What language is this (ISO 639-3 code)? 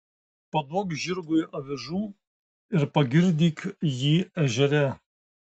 lit